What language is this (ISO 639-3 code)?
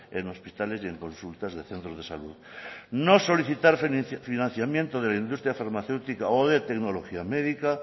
spa